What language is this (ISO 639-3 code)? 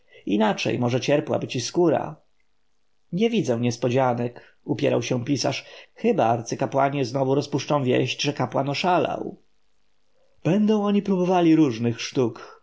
pol